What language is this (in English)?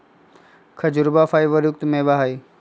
Magahi